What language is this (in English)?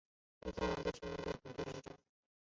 Chinese